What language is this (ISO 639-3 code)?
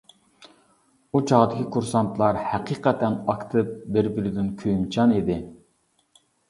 uig